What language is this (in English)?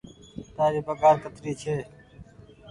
Goaria